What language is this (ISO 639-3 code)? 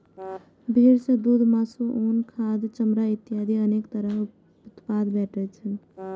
mai